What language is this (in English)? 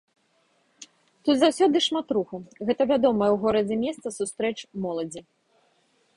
Belarusian